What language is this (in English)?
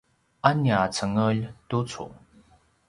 Paiwan